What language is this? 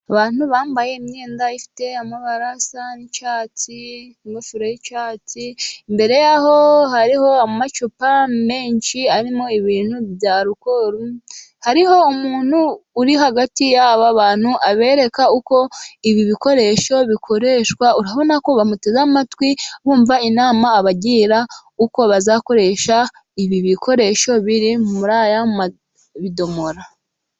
Kinyarwanda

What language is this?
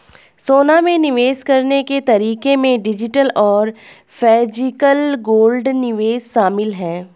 Hindi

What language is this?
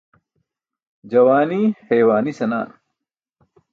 Burushaski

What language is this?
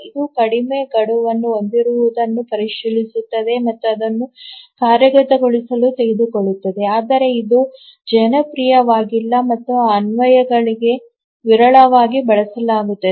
Kannada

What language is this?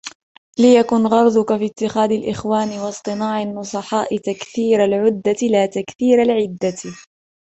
Arabic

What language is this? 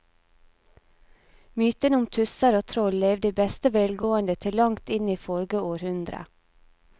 Norwegian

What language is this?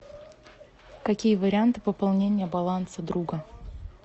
Russian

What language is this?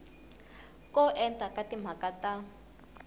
Tsonga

